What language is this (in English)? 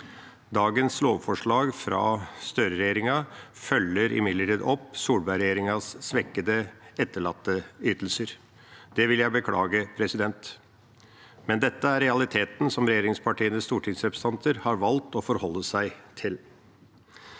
Norwegian